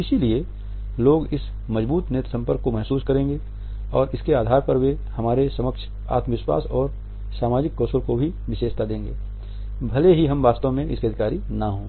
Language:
Hindi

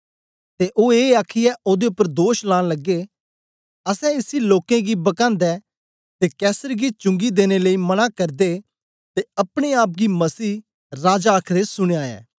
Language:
Dogri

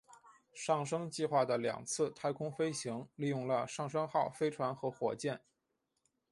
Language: Chinese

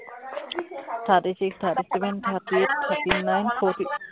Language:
Assamese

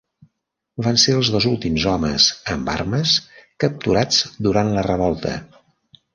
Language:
Catalan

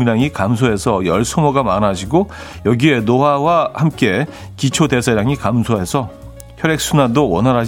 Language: Korean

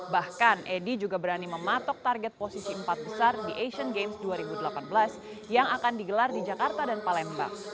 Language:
Indonesian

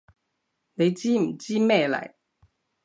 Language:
Cantonese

